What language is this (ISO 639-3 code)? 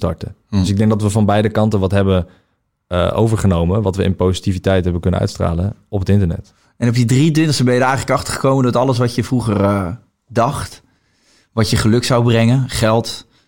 nld